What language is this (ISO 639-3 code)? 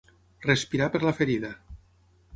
cat